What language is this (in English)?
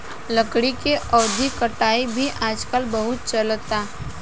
Bhojpuri